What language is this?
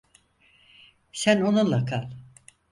Turkish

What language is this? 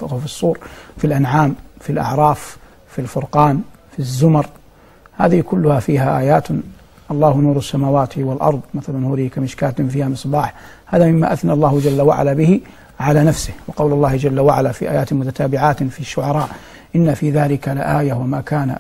Arabic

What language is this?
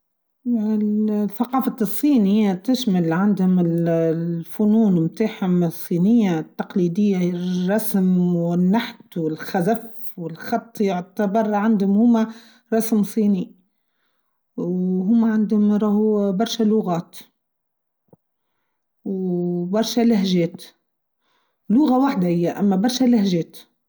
Tunisian Arabic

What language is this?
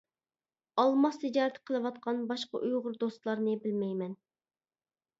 Uyghur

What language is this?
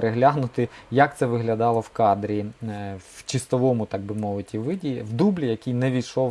Ukrainian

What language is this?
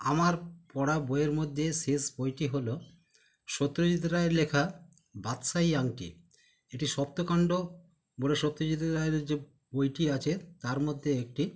Bangla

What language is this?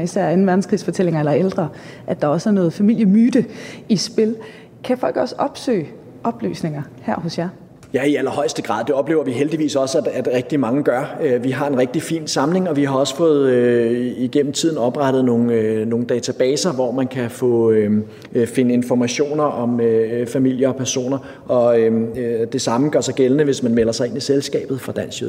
Danish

